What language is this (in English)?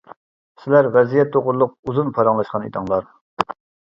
Uyghur